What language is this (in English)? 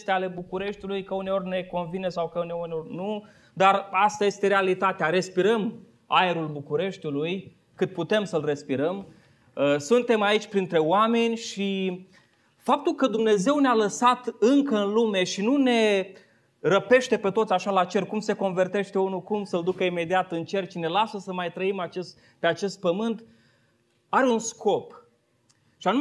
Romanian